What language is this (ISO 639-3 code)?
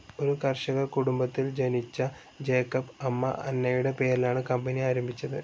mal